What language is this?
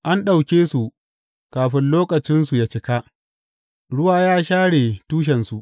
Hausa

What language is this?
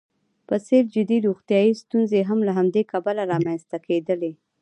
Pashto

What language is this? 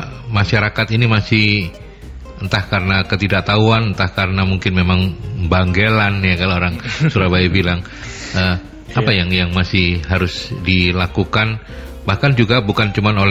Indonesian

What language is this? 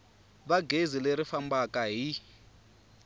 Tsonga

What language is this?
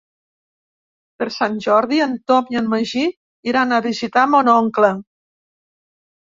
Catalan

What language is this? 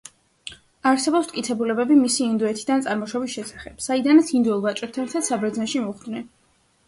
Georgian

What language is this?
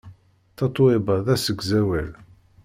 Kabyle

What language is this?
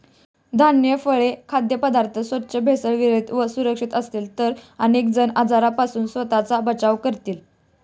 Marathi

